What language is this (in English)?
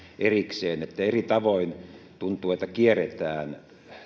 Finnish